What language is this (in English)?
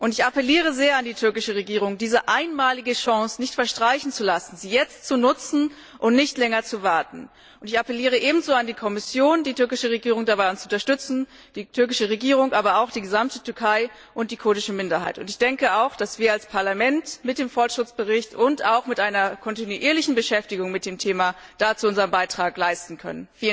German